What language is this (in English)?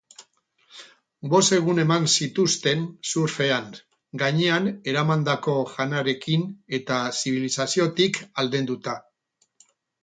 Basque